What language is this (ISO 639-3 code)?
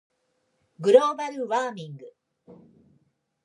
jpn